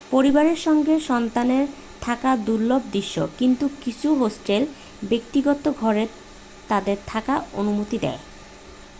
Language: Bangla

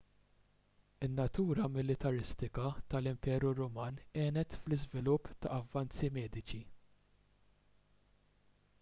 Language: Maltese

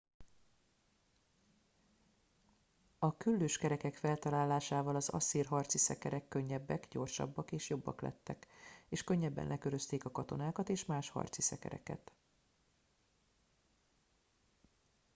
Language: Hungarian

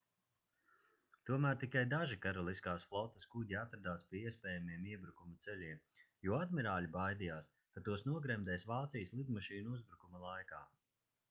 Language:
Latvian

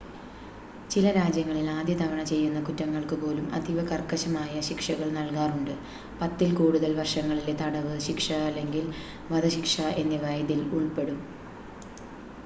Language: Malayalam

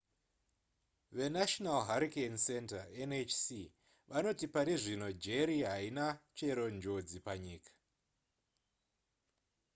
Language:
Shona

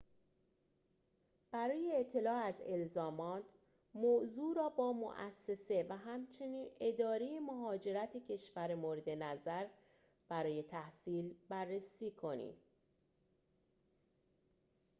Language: Persian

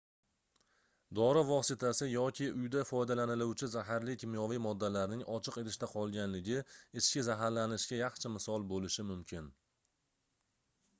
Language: Uzbek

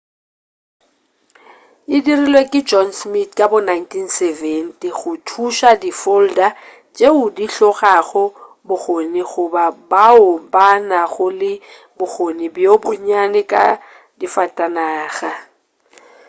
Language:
Northern Sotho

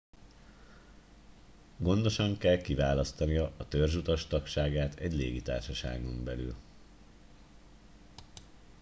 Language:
Hungarian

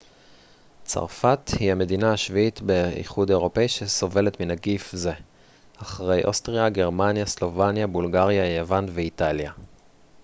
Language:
Hebrew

